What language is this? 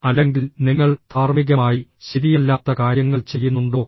Malayalam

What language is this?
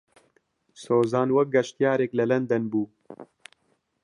Central Kurdish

